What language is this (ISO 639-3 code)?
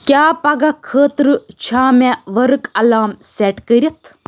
kas